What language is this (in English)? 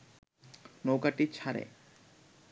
Bangla